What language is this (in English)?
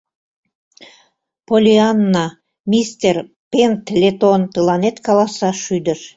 Mari